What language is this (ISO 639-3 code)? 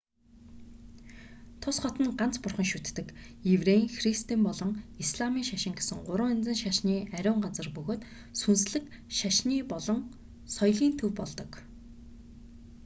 mon